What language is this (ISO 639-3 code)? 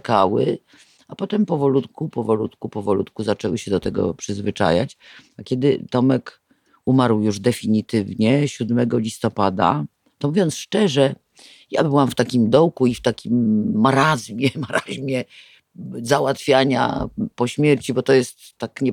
pol